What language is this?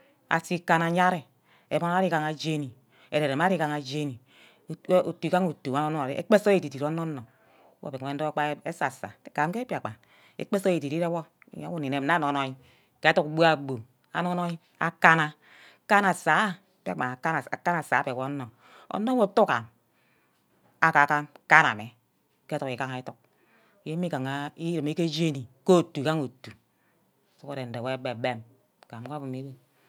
Ubaghara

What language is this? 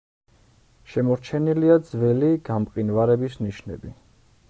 Georgian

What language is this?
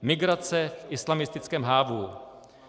Czech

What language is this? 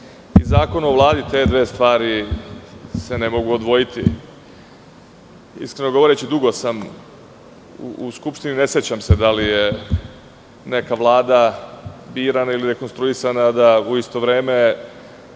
Serbian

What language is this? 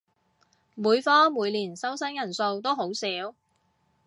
Cantonese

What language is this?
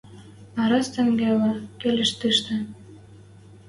Western Mari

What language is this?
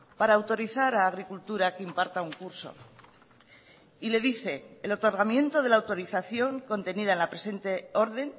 Spanish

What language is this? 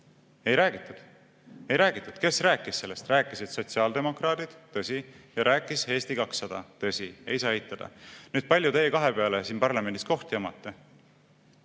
Estonian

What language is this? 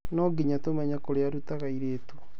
Kikuyu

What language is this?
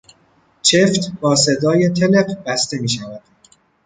Persian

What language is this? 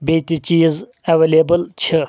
Kashmiri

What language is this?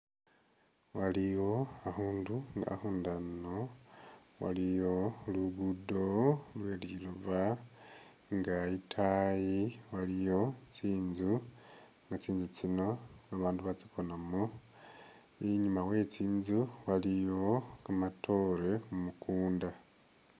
Masaaba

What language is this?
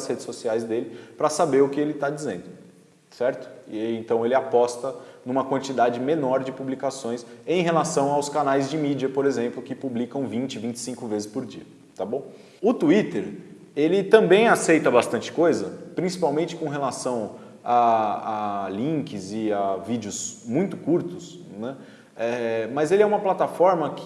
Portuguese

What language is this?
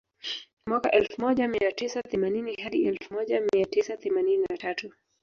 Swahili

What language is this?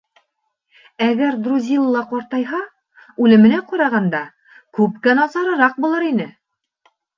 Bashkir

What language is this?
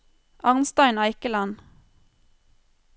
Norwegian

